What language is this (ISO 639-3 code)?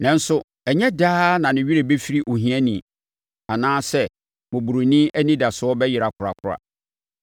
aka